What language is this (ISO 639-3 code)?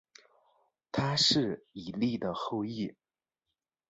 zho